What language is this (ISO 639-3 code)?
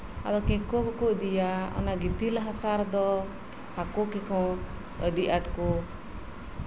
sat